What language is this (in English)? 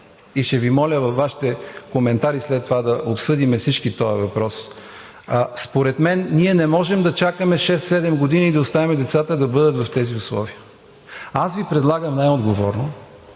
Bulgarian